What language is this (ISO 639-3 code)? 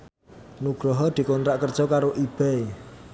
jav